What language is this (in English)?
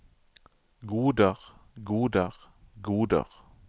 Norwegian